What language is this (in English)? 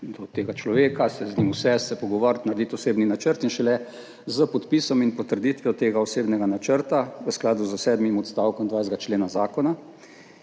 Slovenian